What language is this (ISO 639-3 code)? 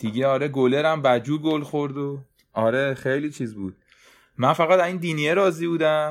fas